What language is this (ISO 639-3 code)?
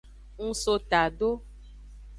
ajg